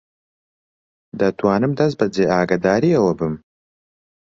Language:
Central Kurdish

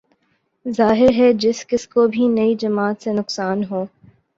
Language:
Urdu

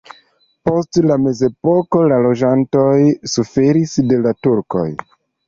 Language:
Esperanto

